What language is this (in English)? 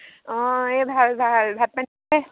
Assamese